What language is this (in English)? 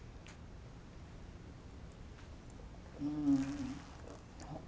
Japanese